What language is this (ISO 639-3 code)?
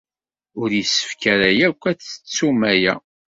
kab